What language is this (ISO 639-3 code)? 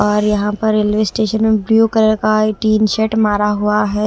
hin